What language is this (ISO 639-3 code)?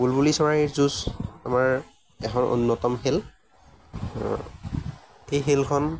asm